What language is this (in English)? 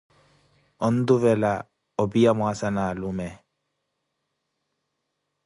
Koti